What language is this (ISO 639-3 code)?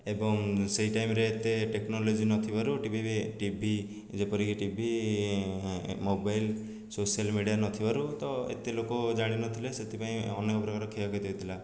ori